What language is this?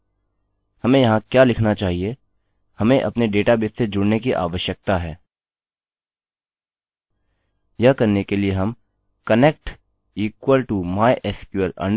Hindi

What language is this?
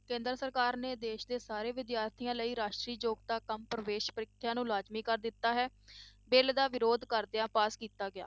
Punjabi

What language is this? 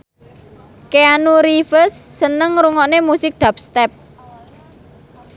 Javanese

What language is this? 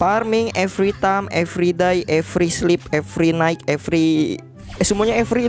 Indonesian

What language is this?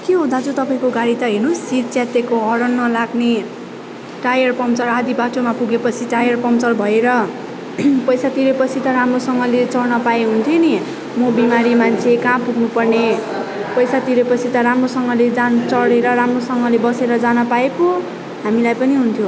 Nepali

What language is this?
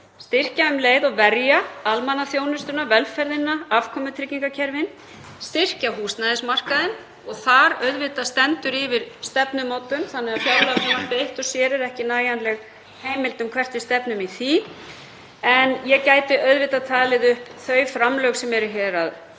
Icelandic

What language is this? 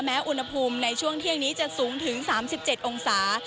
Thai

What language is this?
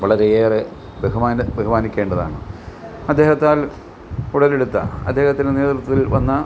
Malayalam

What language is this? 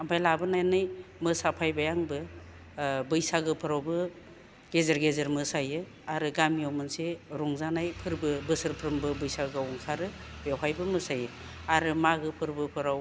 Bodo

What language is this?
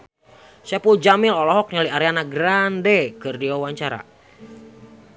Sundanese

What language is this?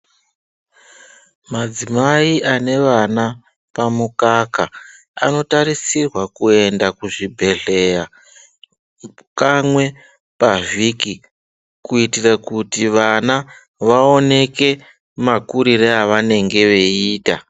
Ndau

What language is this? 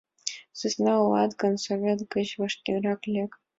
Mari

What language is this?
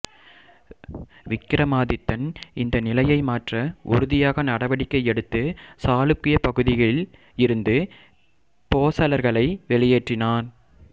Tamil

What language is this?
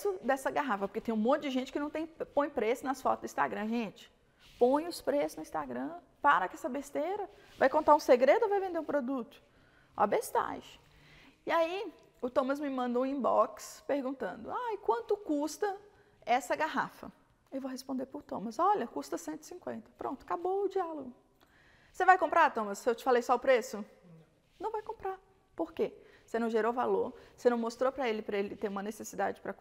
Portuguese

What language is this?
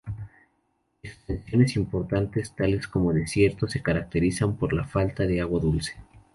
Spanish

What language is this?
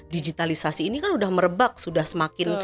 Indonesian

